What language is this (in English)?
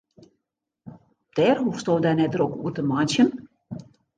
Western Frisian